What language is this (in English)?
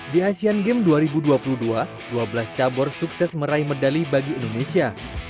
Indonesian